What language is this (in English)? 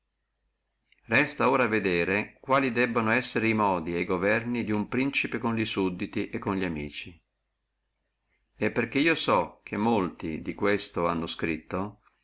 Italian